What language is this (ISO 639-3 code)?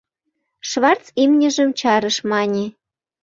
chm